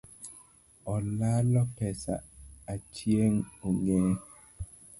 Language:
Luo (Kenya and Tanzania)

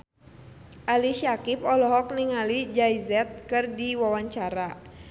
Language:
Sundanese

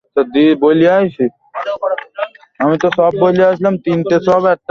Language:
Bangla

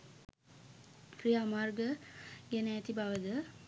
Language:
Sinhala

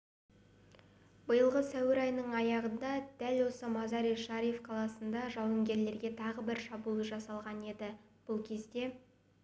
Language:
Kazakh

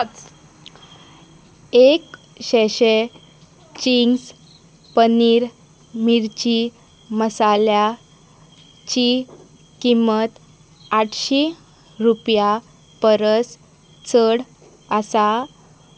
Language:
Konkani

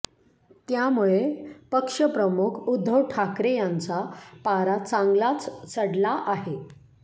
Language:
Marathi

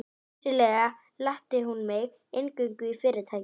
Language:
Icelandic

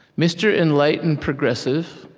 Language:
English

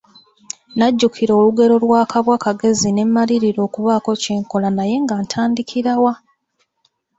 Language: Ganda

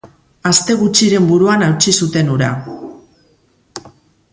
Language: Basque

